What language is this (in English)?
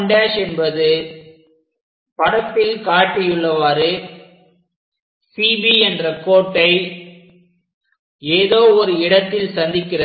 Tamil